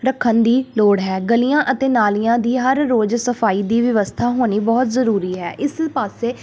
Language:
Punjabi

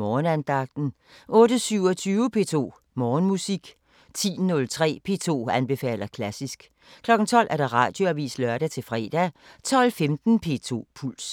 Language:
Danish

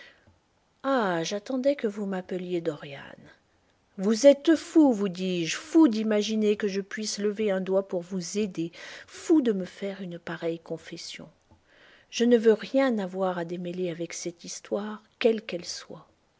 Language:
French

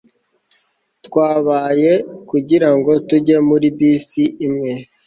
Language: Kinyarwanda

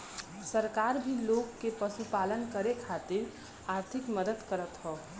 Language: Bhojpuri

